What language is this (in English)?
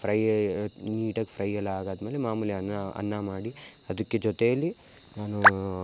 Kannada